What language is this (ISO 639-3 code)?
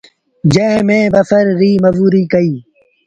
sbn